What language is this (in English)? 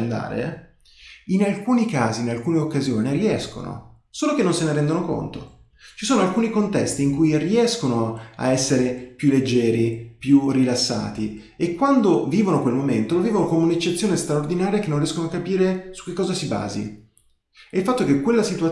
Italian